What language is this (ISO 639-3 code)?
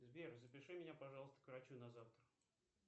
rus